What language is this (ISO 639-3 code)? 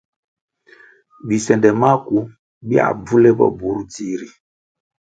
nmg